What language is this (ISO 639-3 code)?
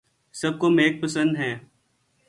urd